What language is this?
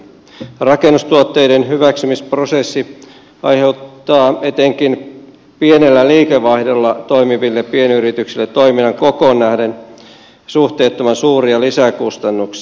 Finnish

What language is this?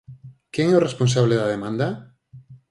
Galician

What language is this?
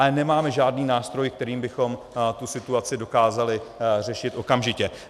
Czech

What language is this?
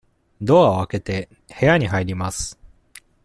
Japanese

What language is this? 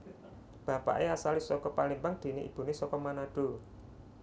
Javanese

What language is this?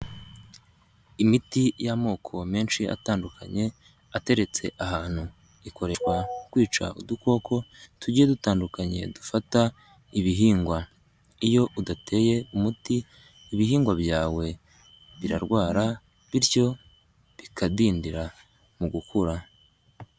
Kinyarwanda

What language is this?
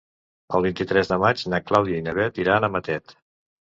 Catalan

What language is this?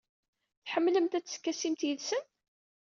Kabyle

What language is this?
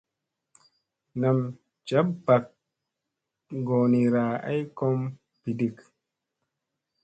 Musey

